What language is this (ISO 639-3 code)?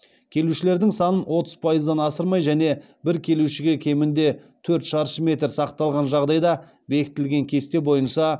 kaz